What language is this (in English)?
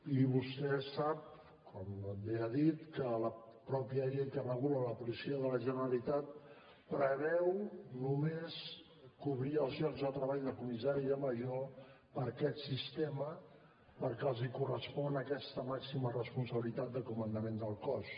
Catalan